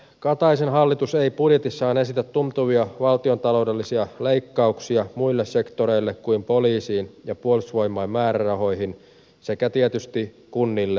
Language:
Finnish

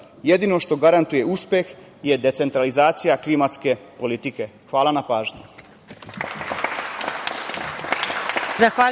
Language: Serbian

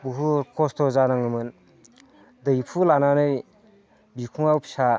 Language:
Bodo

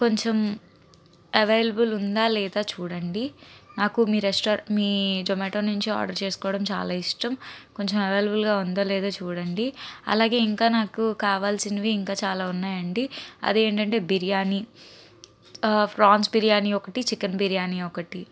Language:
Telugu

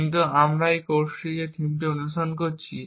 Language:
Bangla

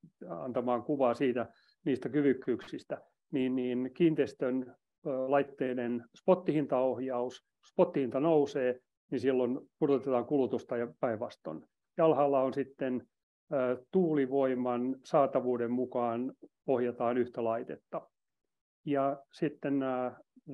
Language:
Finnish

